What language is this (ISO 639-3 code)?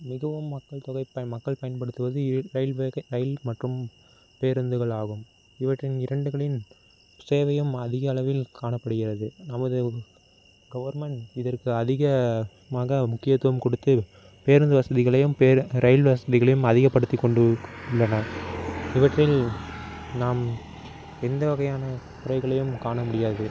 tam